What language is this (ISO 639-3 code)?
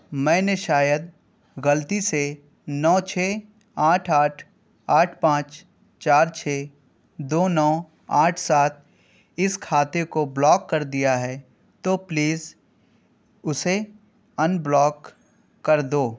urd